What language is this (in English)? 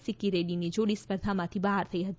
Gujarati